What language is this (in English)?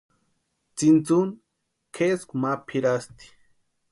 Western Highland Purepecha